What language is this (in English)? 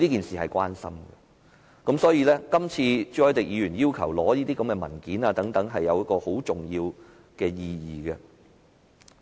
Cantonese